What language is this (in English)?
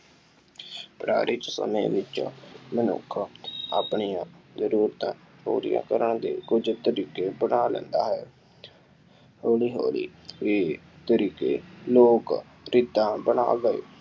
Punjabi